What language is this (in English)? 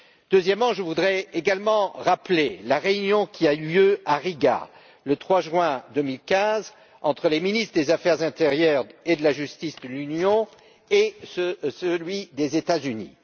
French